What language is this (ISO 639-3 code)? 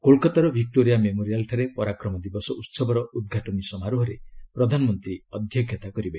ori